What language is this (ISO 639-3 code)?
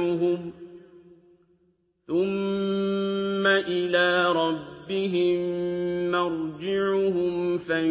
ara